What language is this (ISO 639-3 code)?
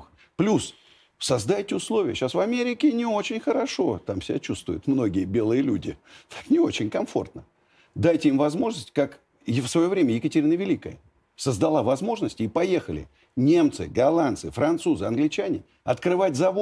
rus